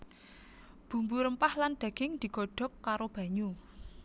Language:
Javanese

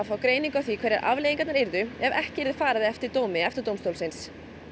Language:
Icelandic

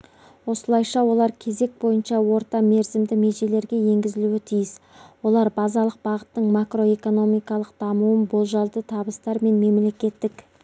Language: Kazakh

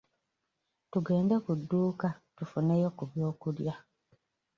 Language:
Ganda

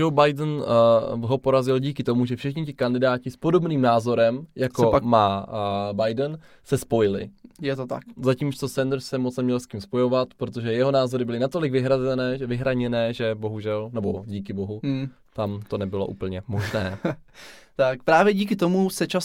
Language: Czech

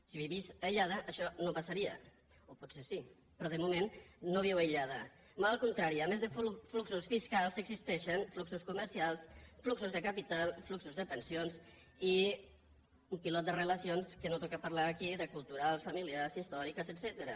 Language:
Catalan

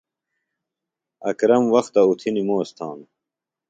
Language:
Phalura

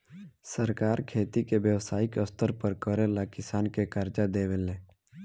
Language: Bhojpuri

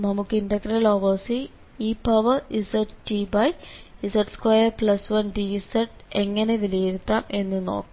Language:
Malayalam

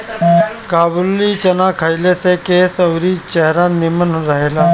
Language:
Bhojpuri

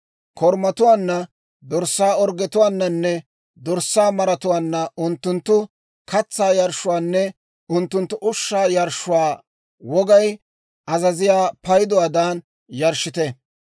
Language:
Dawro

